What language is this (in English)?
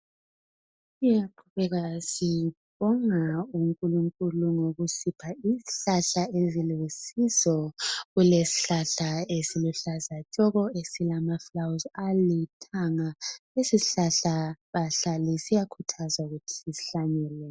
North Ndebele